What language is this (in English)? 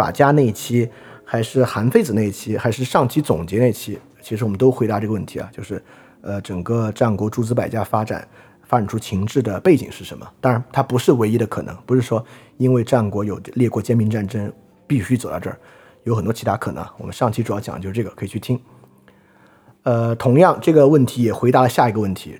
Chinese